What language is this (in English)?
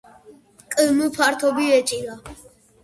Georgian